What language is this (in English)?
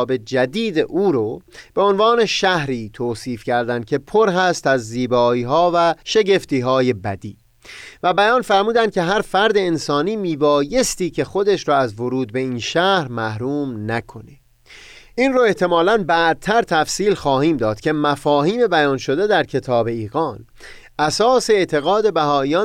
Persian